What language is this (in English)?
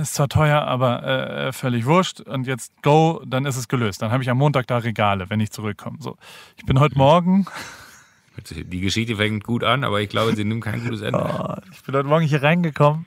German